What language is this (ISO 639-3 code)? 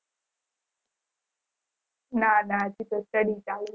guj